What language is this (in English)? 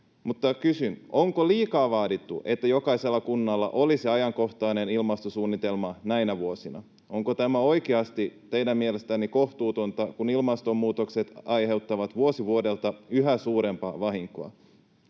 Finnish